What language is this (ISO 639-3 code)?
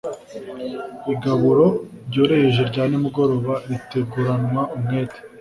kin